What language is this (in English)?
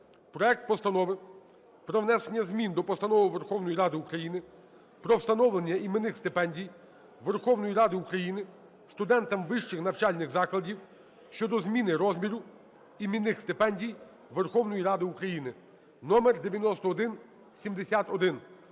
Ukrainian